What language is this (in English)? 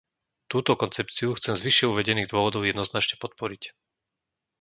Slovak